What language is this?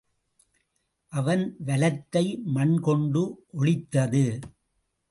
Tamil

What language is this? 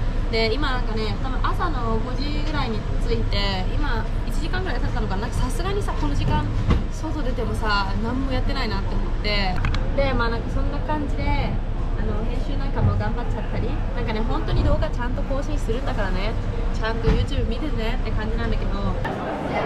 Japanese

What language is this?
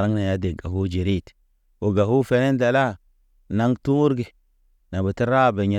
Naba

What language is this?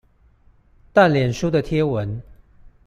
Chinese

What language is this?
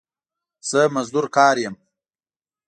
Pashto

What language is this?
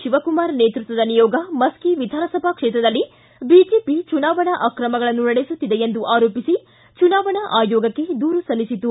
Kannada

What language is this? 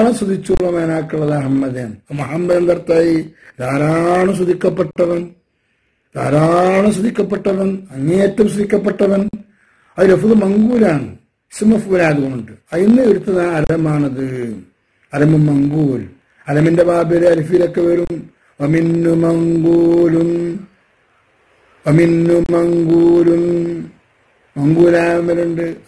Arabic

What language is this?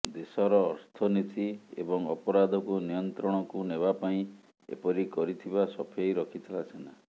Odia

